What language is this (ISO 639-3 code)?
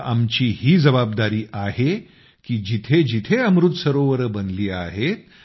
mar